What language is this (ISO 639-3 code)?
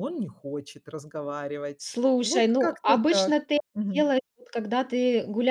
rus